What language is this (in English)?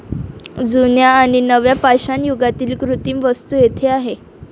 Marathi